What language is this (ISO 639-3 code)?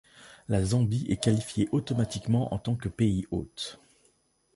fra